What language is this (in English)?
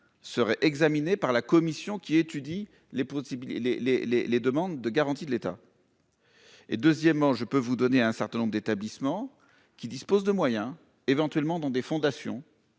French